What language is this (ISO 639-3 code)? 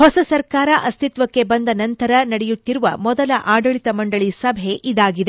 kan